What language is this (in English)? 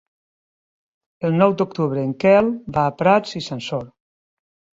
Catalan